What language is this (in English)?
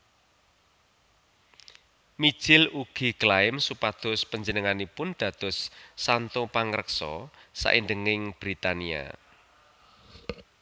Javanese